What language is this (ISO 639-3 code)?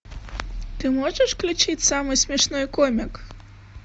rus